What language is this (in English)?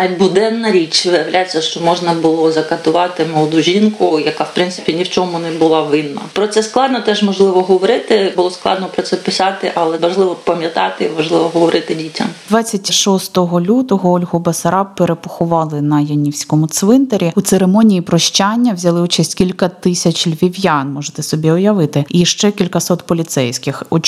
Ukrainian